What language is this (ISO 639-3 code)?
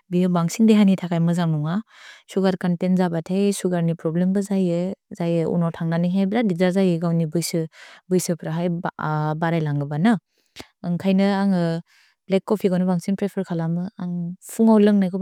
brx